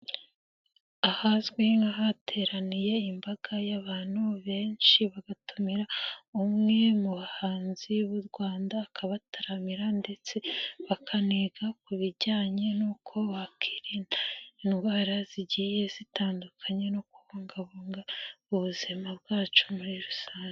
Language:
Kinyarwanda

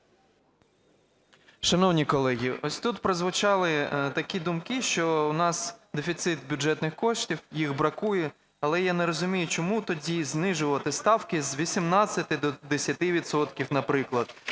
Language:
Ukrainian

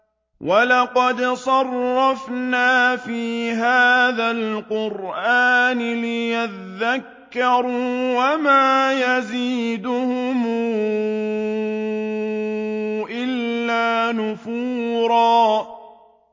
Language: Arabic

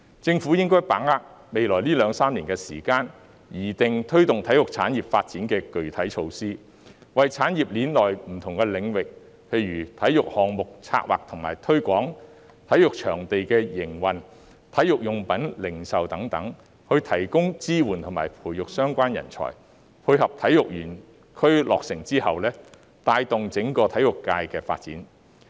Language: Cantonese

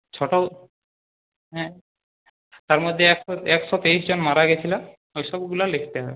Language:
Bangla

